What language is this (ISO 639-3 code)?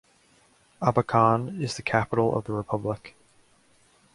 eng